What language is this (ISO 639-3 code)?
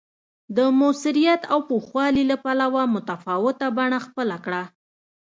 pus